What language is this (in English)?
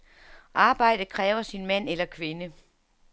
Danish